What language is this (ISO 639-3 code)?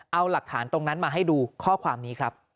tha